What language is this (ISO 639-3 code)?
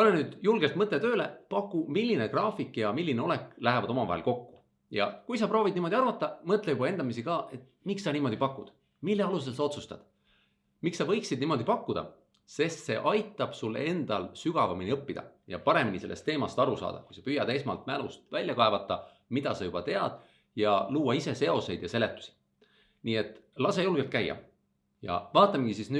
est